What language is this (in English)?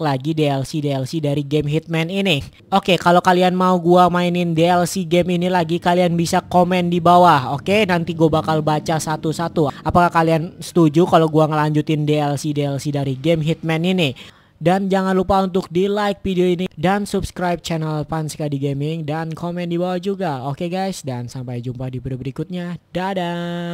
Indonesian